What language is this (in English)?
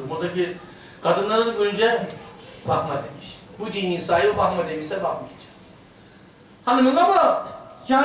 Turkish